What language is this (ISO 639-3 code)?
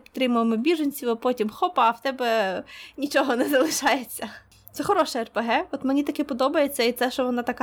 ukr